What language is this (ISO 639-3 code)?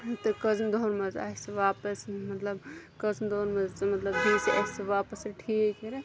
kas